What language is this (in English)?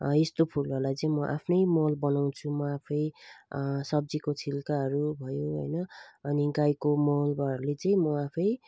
Nepali